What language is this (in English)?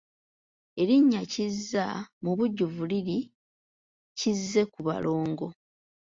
Ganda